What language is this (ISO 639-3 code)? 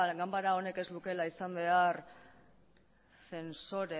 eus